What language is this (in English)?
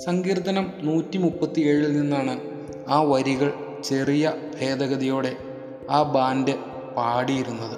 Malayalam